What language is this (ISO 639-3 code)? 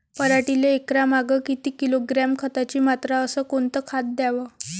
mar